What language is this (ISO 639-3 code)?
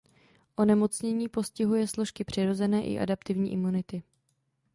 ces